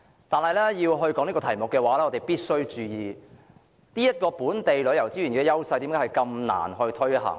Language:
Cantonese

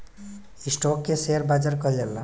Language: Bhojpuri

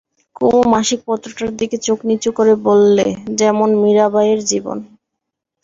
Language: Bangla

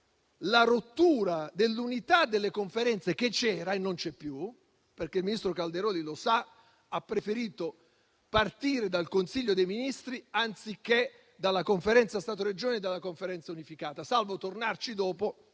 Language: Italian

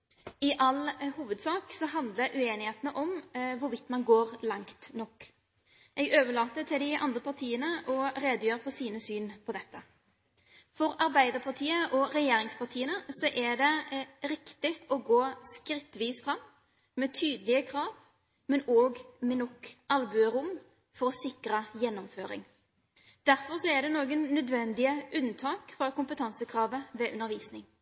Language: Norwegian Bokmål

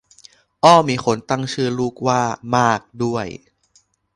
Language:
Thai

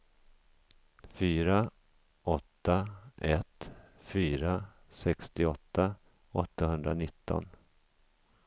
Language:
Swedish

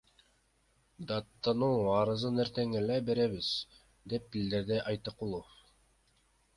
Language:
Kyrgyz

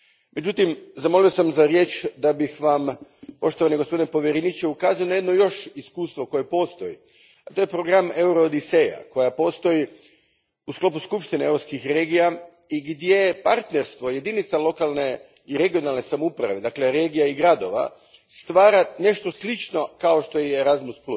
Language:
Croatian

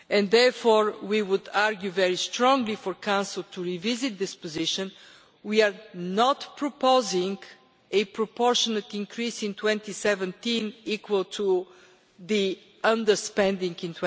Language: English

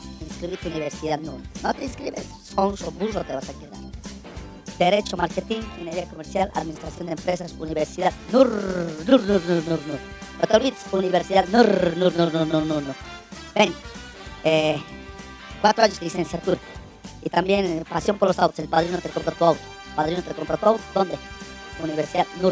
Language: Spanish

